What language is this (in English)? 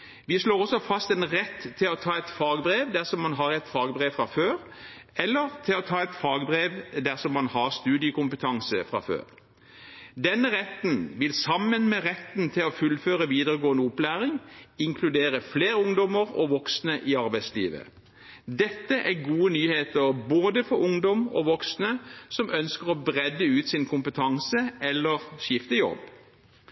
Norwegian Bokmål